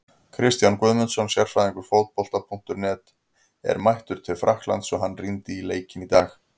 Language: Icelandic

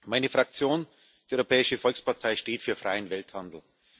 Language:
German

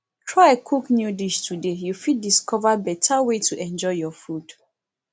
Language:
Nigerian Pidgin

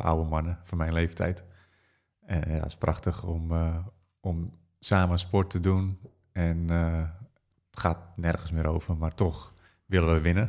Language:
Dutch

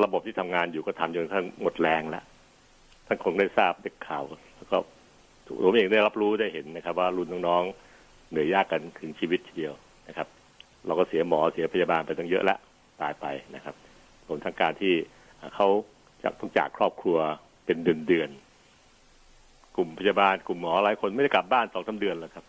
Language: Thai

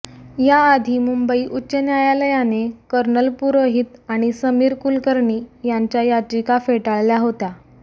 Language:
Marathi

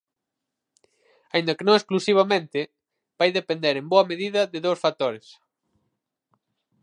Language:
Galician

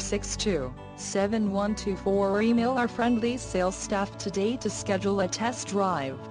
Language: English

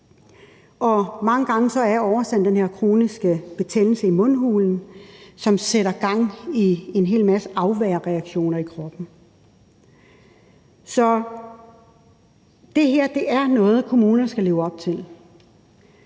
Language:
Danish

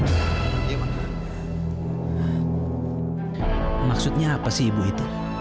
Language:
Indonesian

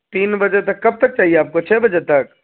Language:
Urdu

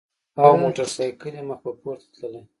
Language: Pashto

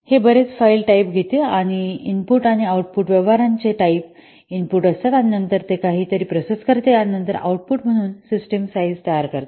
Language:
Marathi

